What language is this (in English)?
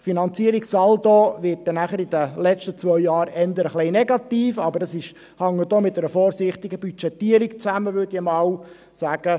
Swiss German